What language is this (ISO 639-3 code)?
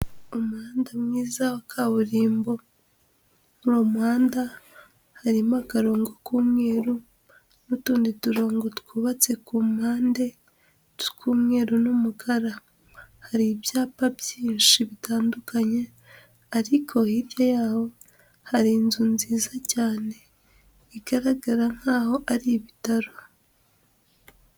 kin